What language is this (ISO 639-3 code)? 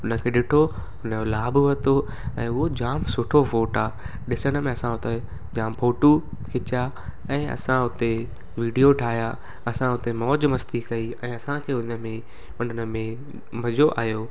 snd